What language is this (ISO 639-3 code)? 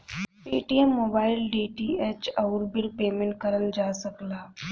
bho